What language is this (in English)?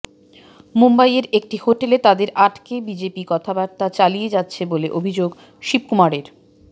Bangla